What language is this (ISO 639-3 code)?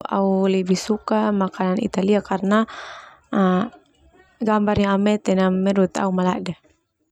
twu